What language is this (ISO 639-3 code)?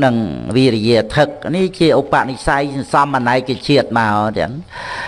vie